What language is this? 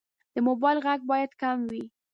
Pashto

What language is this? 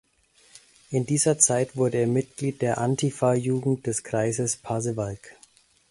German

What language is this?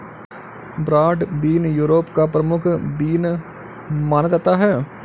Hindi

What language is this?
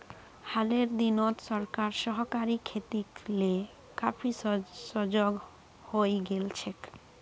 Magahi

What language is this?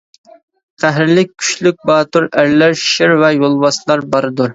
Uyghur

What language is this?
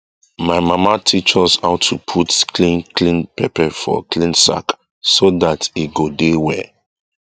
Nigerian Pidgin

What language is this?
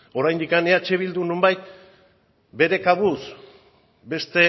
Basque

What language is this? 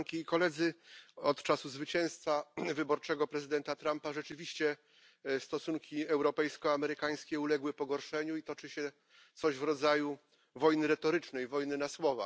Polish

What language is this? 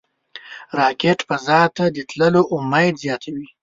Pashto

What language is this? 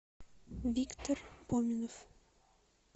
Russian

